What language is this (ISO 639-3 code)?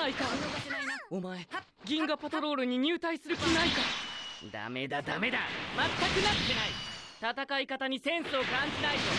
jpn